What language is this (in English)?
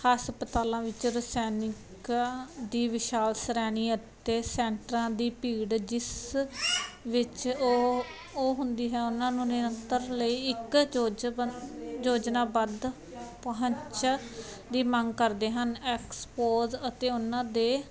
Punjabi